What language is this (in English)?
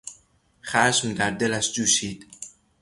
Persian